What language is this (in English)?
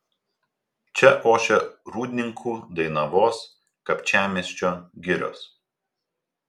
Lithuanian